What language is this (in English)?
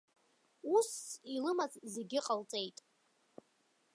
Abkhazian